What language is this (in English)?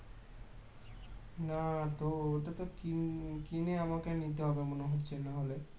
Bangla